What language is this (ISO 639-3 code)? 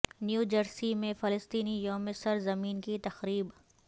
urd